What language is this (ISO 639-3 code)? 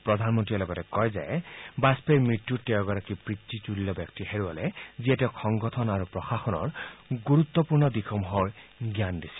asm